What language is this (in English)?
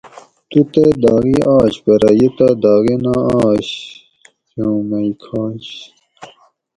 Gawri